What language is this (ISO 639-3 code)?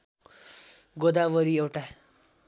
nep